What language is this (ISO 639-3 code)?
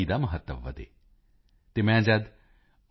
pan